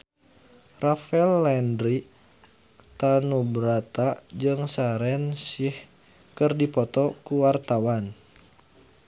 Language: Sundanese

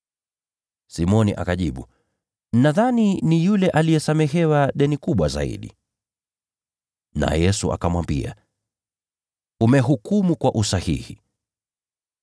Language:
Swahili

